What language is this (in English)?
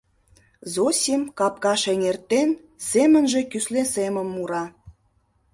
Mari